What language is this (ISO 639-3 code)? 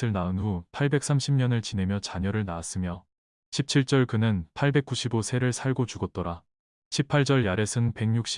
kor